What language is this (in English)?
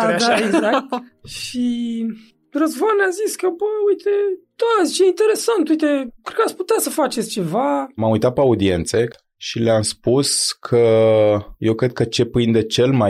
Romanian